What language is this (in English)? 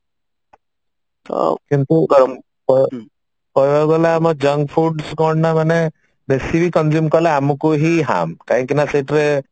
Odia